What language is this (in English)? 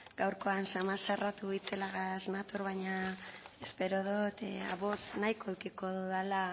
Basque